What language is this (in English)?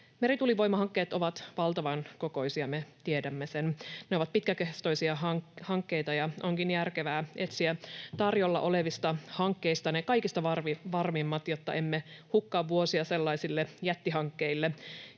Finnish